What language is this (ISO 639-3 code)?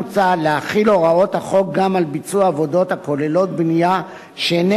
heb